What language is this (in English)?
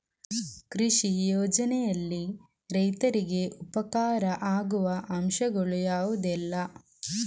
Kannada